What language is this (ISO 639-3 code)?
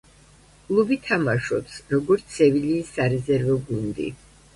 kat